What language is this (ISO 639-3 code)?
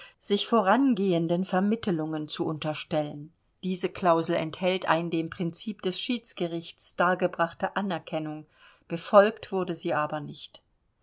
deu